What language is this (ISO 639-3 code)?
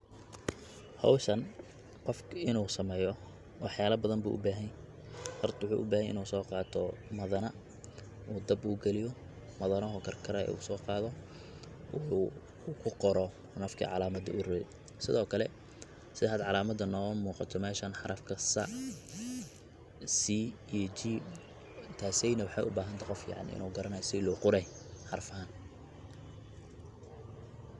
som